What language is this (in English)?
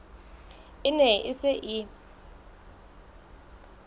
Southern Sotho